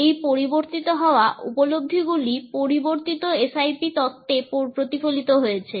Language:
Bangla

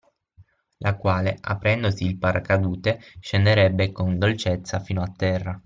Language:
Italian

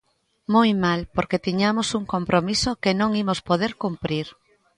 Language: Galician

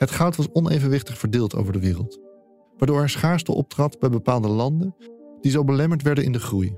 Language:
Dutch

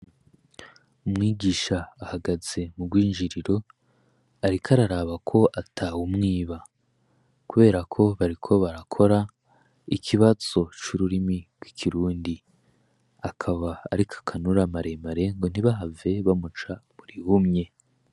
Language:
Rundi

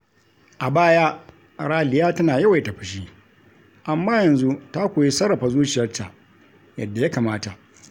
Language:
Hausa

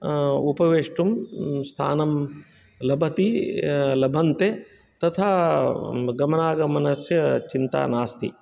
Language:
Sanskrit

